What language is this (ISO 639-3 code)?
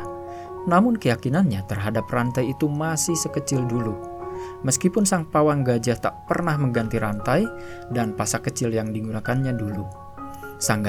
ind